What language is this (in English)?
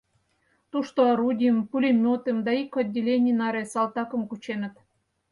Mari